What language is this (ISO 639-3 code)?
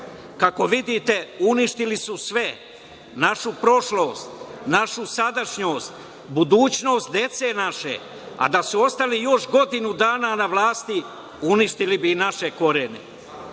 srp